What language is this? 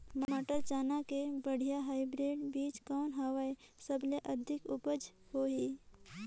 Chhattisgarhi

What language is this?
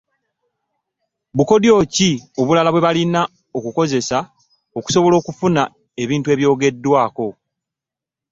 Ganda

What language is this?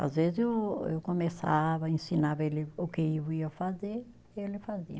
Portuguese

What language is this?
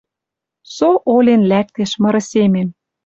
Western Mari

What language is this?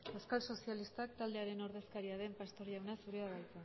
Basque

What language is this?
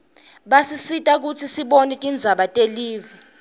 Swati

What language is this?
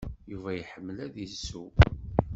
Kabyle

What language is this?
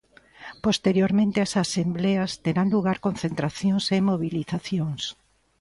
Galician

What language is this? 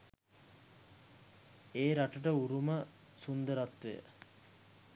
Sinhala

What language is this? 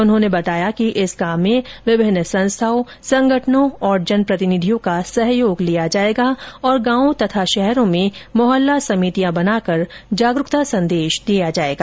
Hindi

